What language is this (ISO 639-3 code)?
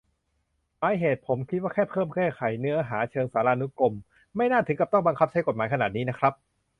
tha